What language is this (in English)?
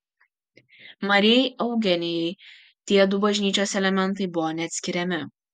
Lithuanian